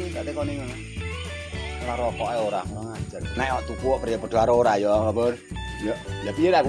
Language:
Indonesian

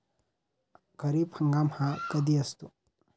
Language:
Marathi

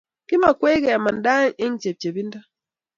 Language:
Kalenjin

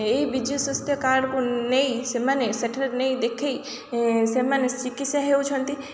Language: Odia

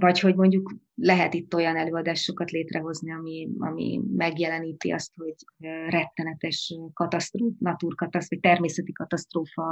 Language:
Hungarian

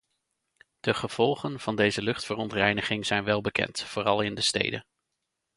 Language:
Dutch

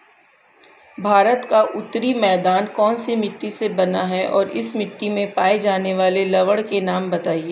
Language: Hindi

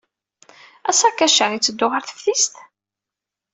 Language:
Kabyle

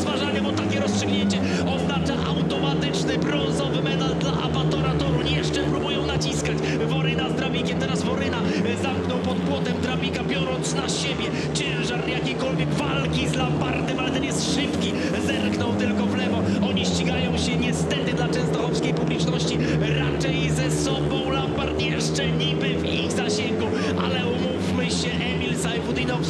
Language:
Polish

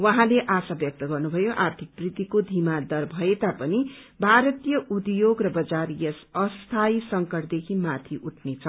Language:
Nepali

